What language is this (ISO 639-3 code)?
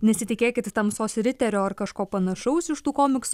lit